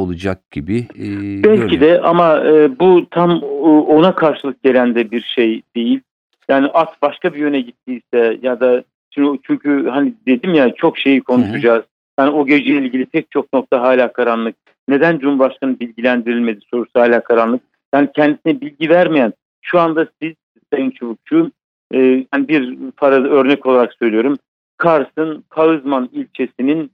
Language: Turkish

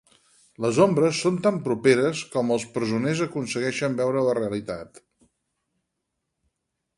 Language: Catalan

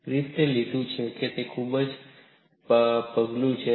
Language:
Gujarati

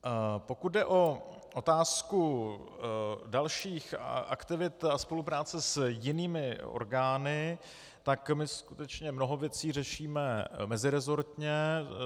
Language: Czech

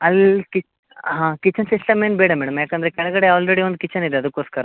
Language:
Kannada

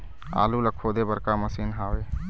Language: Chhattisgarhi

